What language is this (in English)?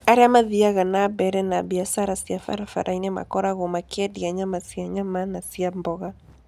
Kikuyu